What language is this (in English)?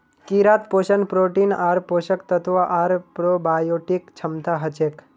Magahi